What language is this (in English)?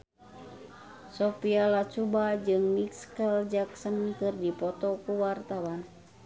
Sundanese